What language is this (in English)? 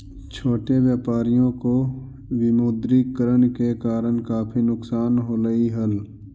Magahi